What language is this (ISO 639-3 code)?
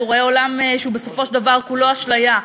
heb